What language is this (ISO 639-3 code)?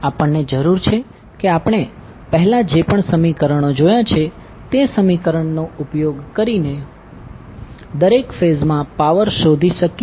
guj